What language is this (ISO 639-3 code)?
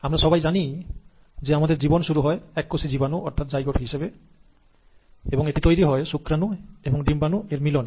ben